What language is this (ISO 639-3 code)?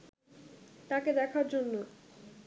ben